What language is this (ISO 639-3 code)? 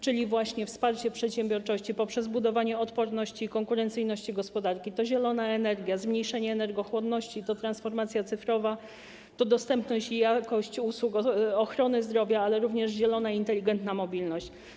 pol